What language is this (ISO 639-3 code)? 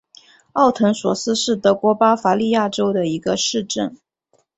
zho